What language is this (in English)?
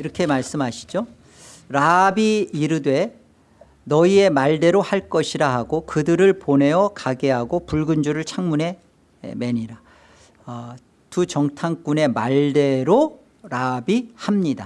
Korean